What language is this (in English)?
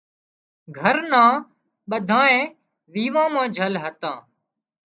Wadiyara Koli